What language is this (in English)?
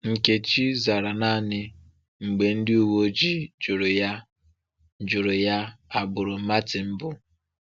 Igbo